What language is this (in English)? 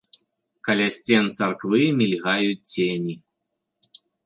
Belarusian